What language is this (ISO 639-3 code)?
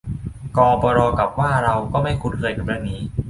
tha